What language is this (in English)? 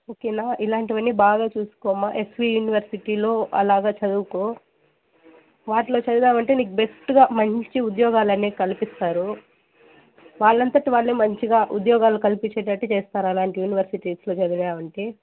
Telugu